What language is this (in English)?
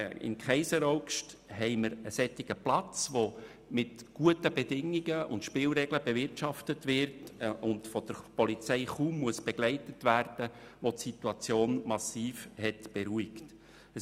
Swiss German